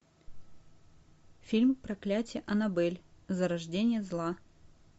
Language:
Russian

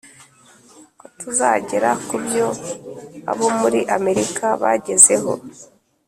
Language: Kinyarwanda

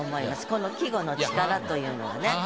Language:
Japanese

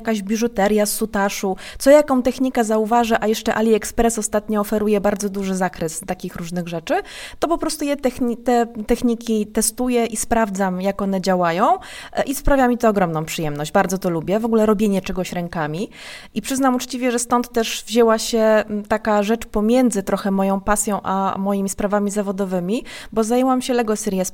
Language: Polish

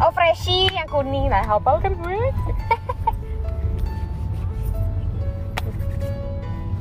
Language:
Indonesian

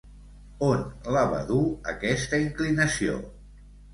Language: Catalan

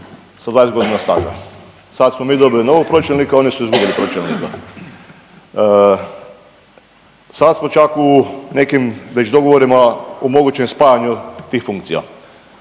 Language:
Croatian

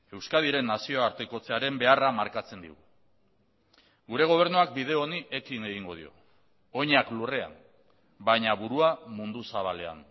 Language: Basque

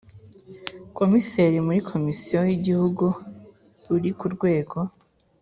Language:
Kinyarwanda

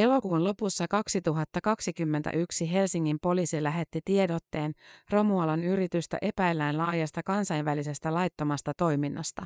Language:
Finnish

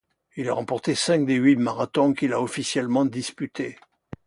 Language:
French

